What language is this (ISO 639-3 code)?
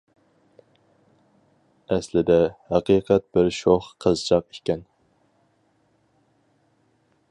uig